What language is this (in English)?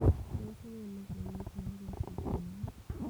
Kalenjin